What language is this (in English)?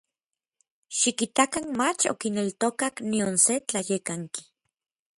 Orizaba Nahuatl